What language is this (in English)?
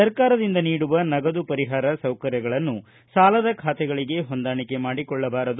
Kannada